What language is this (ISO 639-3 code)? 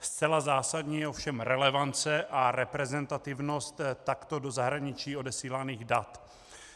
ces